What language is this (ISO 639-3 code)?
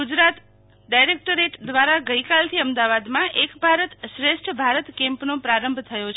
guj